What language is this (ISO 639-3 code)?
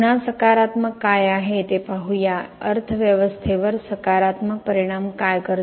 mar